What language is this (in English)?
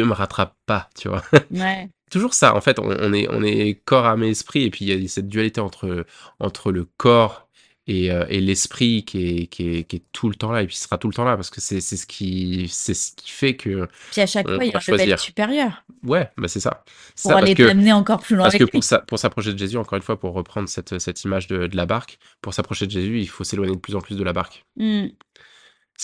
French